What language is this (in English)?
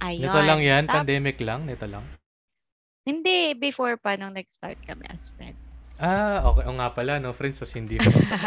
Filipino